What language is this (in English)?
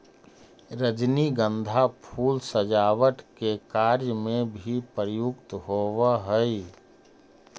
Magahi